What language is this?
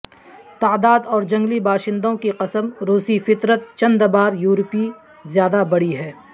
Urdu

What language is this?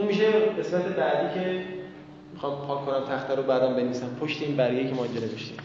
Persian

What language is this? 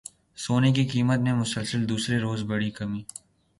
Urdu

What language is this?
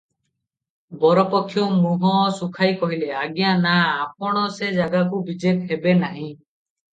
Odia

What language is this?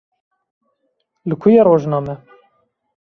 Kurdish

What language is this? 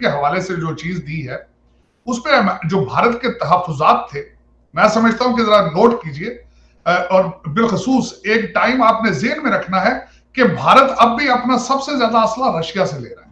Hindi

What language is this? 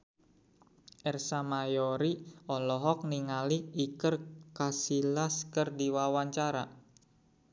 Sundanese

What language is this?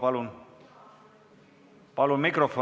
Estonian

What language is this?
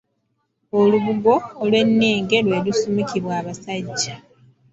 Ganda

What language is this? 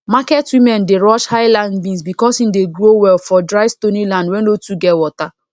Nigerian Pidgin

